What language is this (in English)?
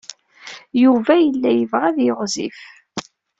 Kabyle